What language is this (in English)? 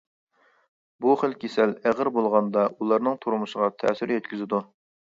Uyghur